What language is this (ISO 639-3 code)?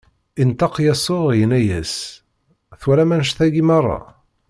kab